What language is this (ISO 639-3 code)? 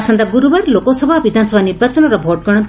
ori